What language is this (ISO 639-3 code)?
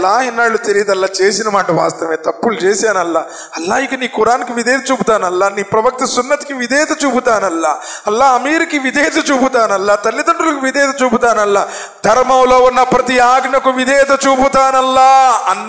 tel